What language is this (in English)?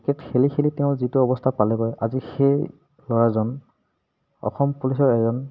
Assamese